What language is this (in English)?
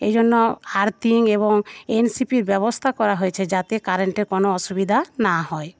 Bangla